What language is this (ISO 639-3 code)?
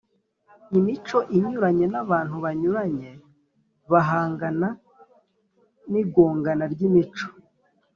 kin